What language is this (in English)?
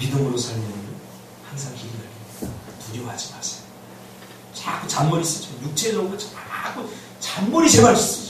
Korean